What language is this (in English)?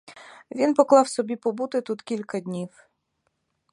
Ukrainian